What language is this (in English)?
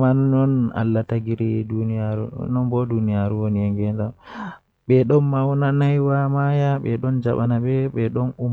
Western Niger Fulfulde